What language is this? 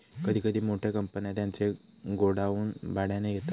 Marathi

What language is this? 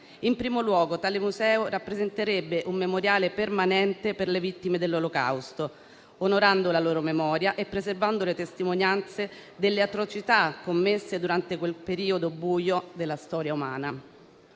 Italian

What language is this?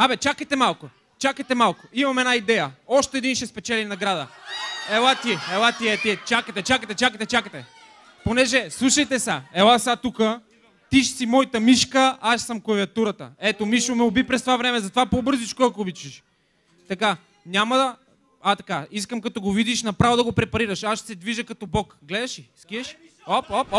Bulgarian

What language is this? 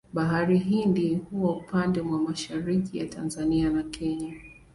Swahili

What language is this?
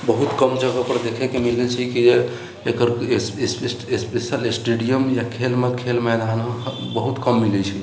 Maithili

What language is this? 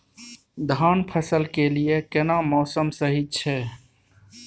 Maithili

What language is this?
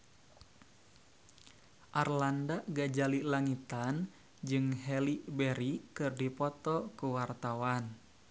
Sundanese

